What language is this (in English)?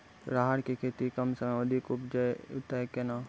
Maithili